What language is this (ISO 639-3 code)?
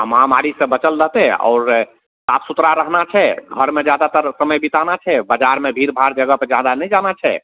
mai